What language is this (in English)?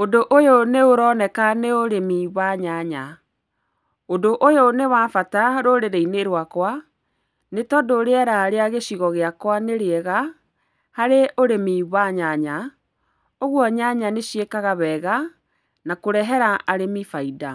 Kikuyu